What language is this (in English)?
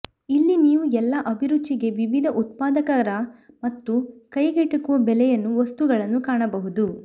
Kannada